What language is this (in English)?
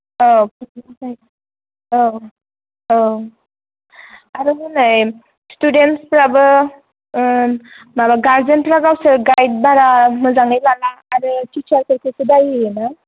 Bodo